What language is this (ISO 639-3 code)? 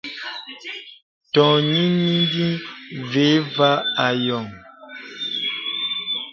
beb